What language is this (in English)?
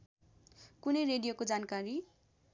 Nepali